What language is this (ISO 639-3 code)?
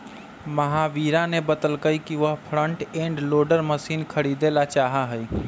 mag